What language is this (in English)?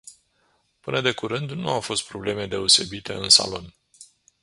Romanian